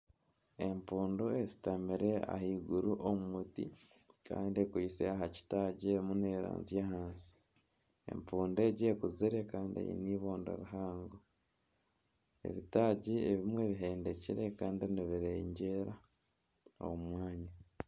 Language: Nyankole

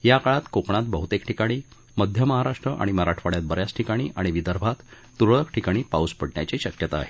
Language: Marathi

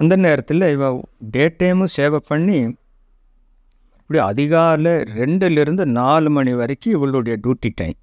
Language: Tamil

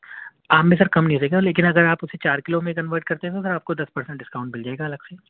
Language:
Urdu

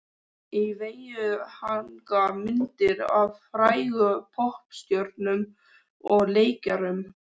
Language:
Icelandic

